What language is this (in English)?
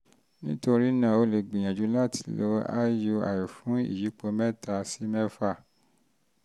Yoruba